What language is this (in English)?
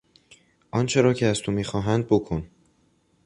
Persian